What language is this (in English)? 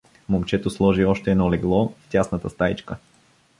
Bulgarian